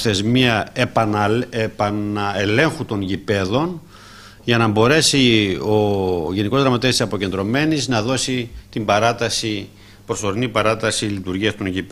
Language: Greek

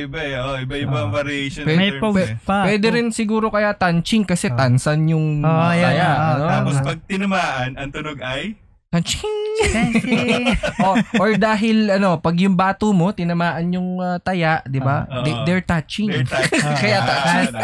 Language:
Filipino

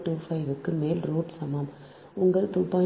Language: Tamil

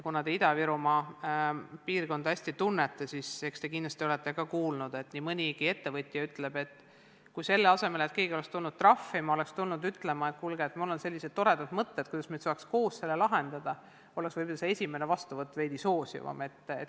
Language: Estonian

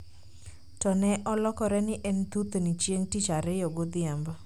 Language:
Luo (Kenya and Tanzania)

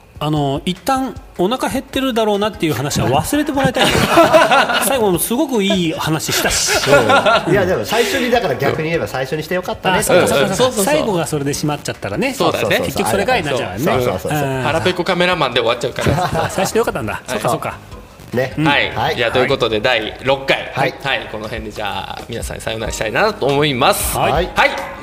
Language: Japanese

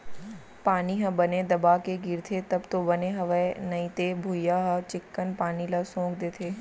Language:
Chhattisgarhi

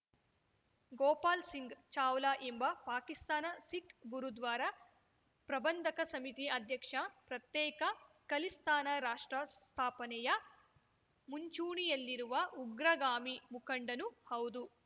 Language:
Kannada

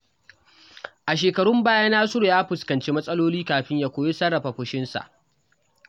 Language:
Hausa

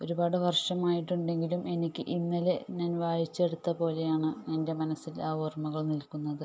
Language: Malayalam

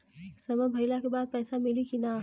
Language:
Bhojpuri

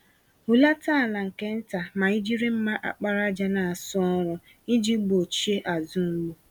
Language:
Igbo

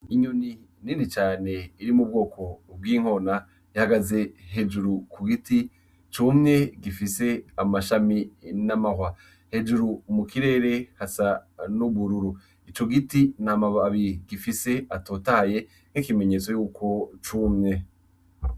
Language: Rundi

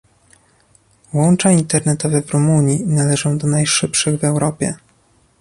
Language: Polish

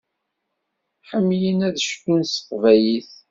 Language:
Kabyle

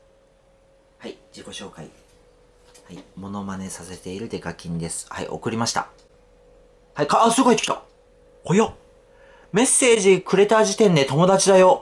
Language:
Japanese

